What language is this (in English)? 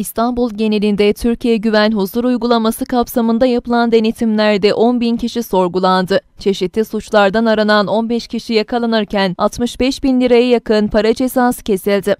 Turkish